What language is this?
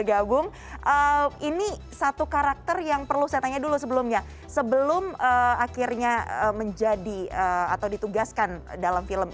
Indonesian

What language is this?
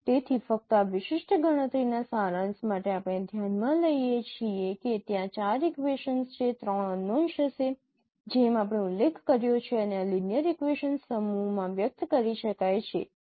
Gujarati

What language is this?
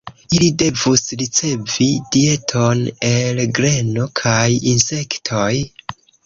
Esperanto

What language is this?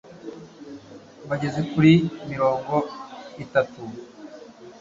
Kinyarwanda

